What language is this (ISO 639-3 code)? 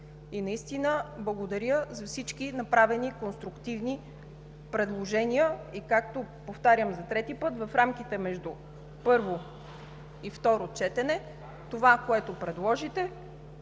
bul